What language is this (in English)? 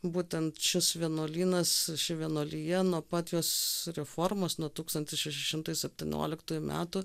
Lithuanian